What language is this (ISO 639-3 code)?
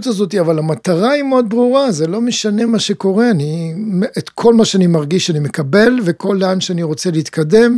heb